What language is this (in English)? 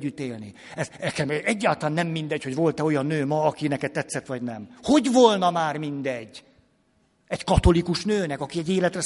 Hungarian